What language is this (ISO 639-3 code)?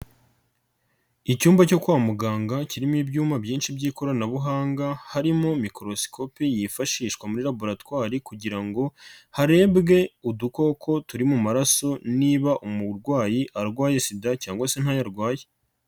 kin